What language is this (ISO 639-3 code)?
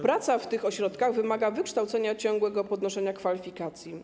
pol